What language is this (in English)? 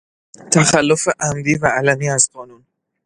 Persian